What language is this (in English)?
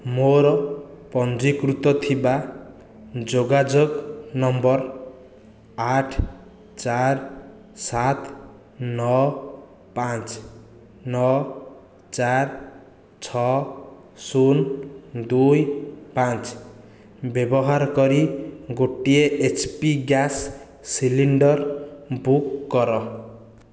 Odia